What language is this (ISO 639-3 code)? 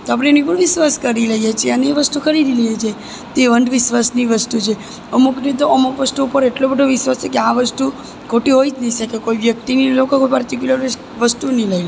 guj